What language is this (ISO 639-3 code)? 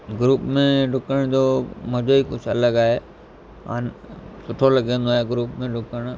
snd